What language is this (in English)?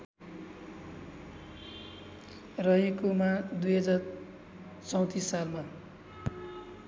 Nepali